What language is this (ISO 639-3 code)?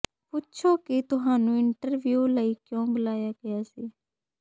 pan